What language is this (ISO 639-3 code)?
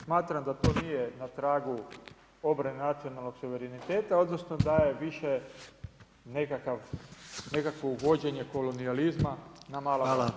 hrv